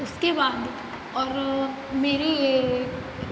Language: Hindi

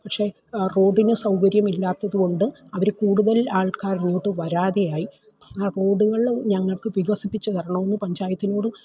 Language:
Malayalam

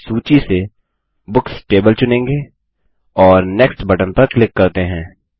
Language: Hindi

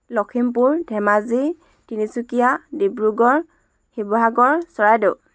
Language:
Assamese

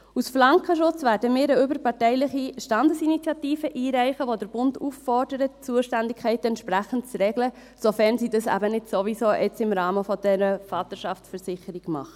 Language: Swiss German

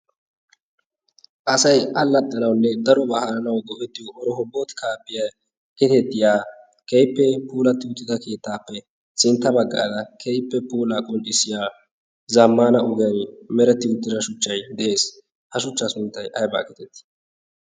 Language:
Wolaytta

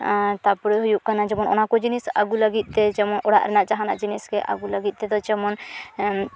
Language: Santali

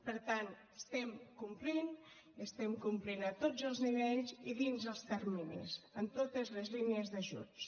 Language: Catalan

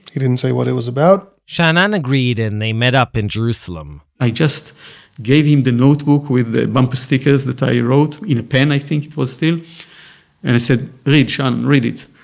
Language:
English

